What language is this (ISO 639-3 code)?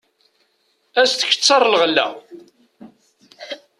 kab